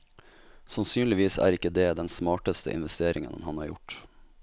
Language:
Norwegian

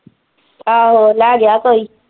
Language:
Punjabi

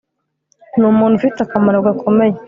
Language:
Kinyarwanda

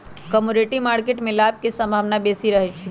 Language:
Magahi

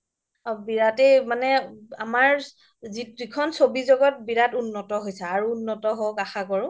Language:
Assamese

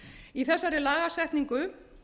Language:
Icelandic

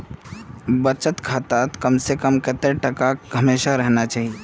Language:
Magahi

